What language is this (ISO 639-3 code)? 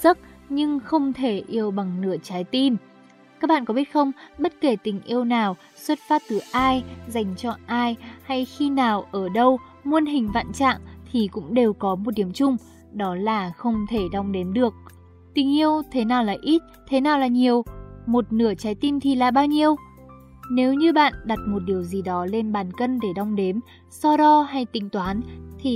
vie